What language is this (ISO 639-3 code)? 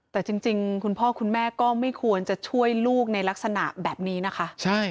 tha